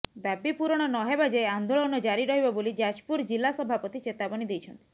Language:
Odia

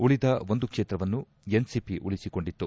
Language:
Kannada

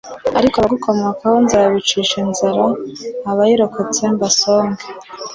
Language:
Kinyarwanda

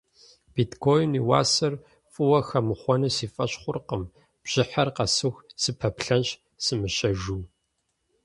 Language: Kabardian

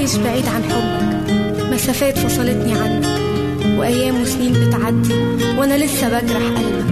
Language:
Arabic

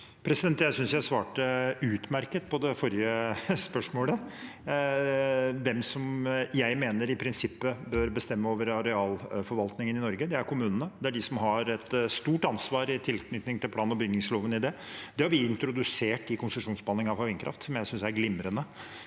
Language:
Norwegian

